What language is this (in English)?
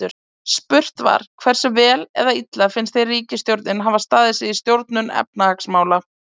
Icelandic